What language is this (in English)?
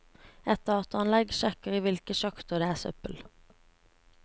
Norwegian